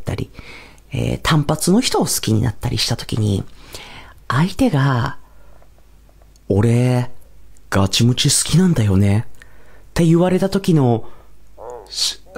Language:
Japanese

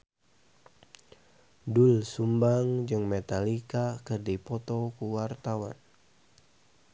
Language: Sundanese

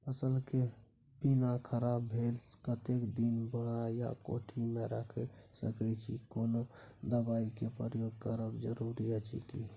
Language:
Maithili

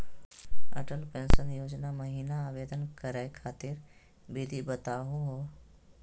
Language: Magahi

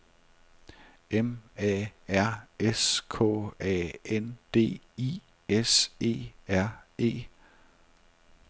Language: Danish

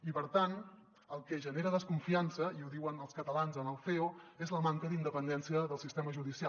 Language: Catalan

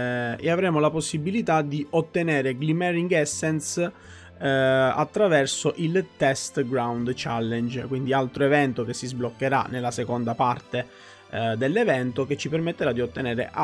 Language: Italian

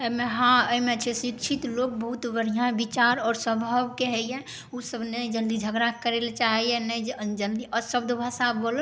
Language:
Maithili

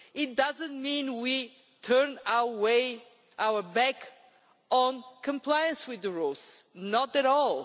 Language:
English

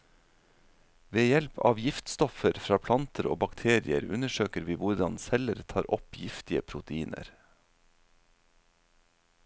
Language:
Norwegian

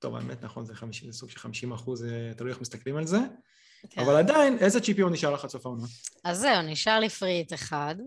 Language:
Hebrew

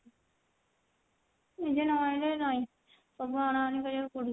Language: Odia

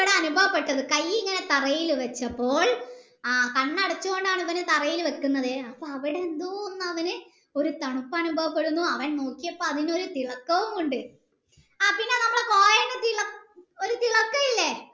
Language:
Malayalam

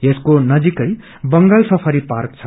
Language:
Nepali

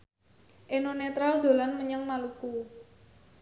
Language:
Javanese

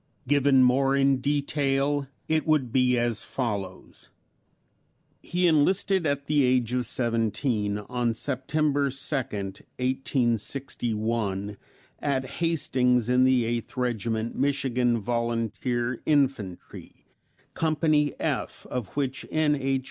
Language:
English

